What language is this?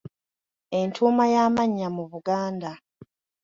Ganda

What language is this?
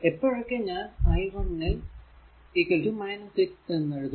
Malayalam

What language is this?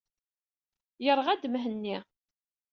Kabyle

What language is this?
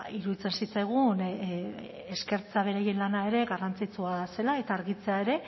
Basque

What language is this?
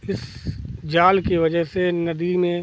Hindi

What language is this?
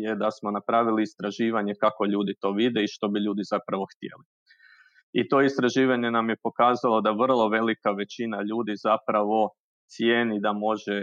Croatian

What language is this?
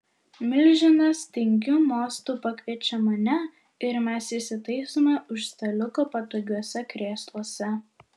Lithuanian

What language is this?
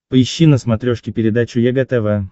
Russian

